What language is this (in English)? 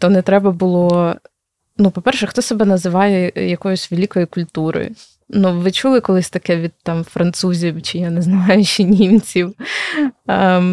Ukrainian